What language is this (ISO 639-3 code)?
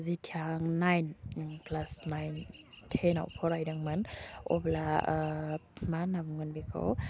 brx